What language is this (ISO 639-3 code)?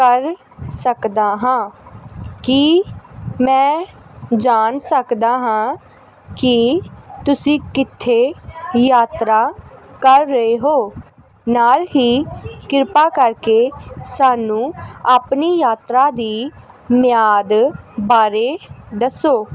pan